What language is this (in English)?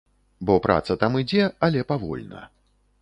Belarusian